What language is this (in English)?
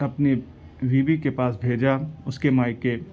Urdu